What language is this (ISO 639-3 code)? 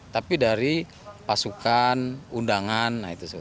ind